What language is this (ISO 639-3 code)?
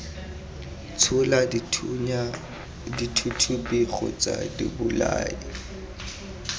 tsn